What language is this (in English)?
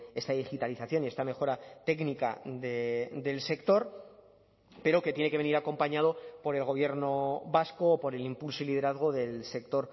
Spanish